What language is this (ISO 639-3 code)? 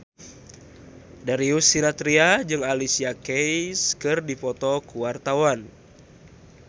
sun